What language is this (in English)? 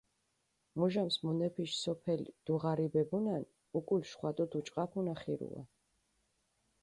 Mingrelian